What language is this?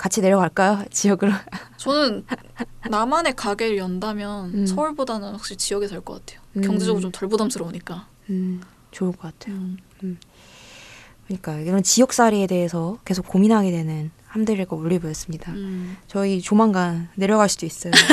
Korean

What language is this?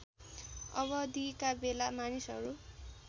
Nepali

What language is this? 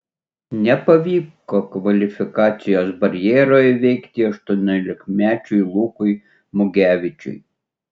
Lithuanian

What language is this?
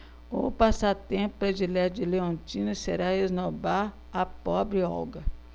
Portuguese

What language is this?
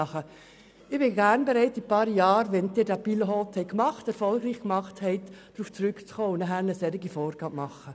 Swiss German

